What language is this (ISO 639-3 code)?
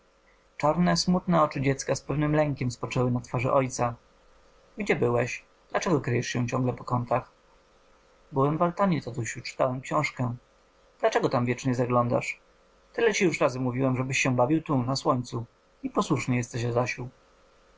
pol